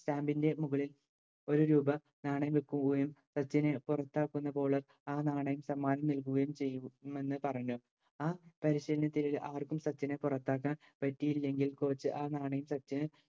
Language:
Malayalam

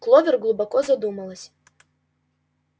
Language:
Russian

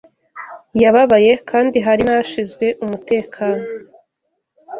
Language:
Kinyarwanda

